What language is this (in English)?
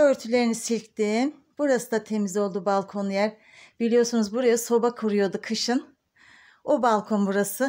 Turkish